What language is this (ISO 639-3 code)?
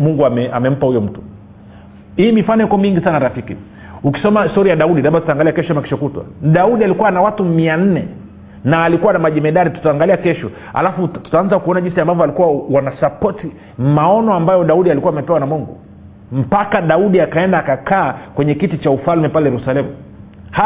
swa